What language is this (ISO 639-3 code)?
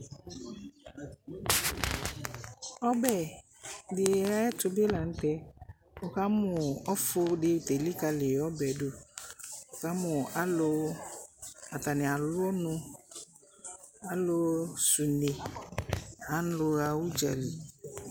kpo